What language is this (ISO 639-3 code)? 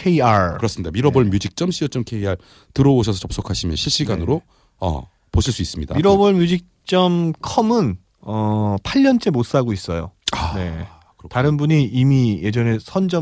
kor